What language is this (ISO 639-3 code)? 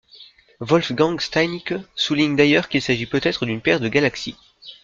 fra